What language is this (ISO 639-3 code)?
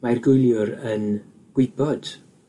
cym